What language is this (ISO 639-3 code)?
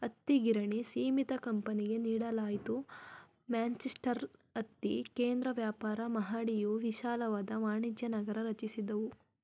kan